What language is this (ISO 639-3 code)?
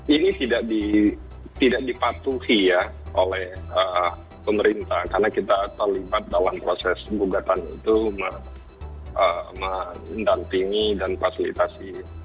ind